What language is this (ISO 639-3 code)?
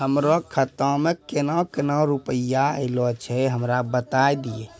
mai